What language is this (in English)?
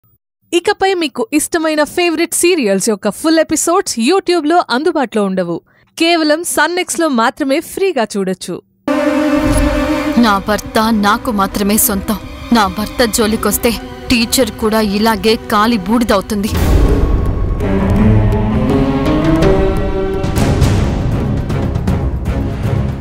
Hindi